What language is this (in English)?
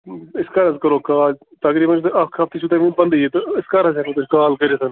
Kashmiri